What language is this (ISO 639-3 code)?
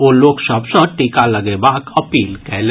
mai